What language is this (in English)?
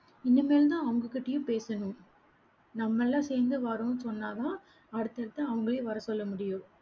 Tamil